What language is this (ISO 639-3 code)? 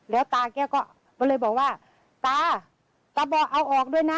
tha